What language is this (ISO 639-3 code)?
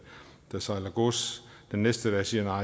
dan